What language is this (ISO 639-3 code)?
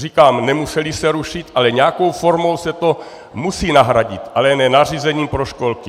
ces